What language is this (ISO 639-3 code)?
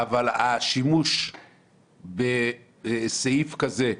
heb